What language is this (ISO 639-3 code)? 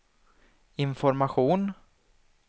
swe